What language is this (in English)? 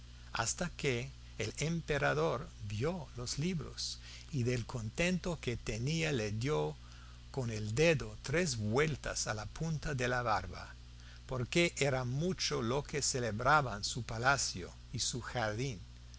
Spanish